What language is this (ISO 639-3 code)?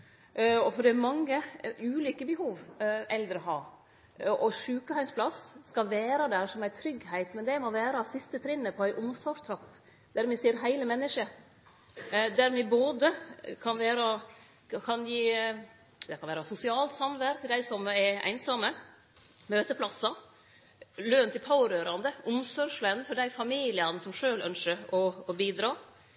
nno